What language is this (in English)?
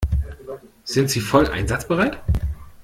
German